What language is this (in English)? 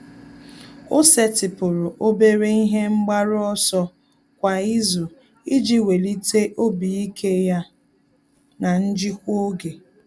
Igbo